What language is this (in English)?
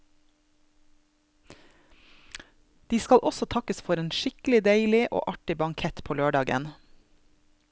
Norwegian